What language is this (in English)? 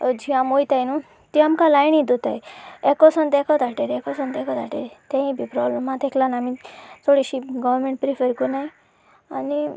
Konkani